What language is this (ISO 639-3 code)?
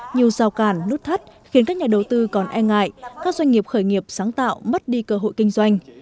vie